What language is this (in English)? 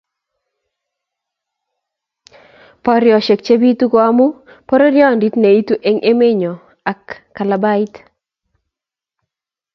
Kalenjin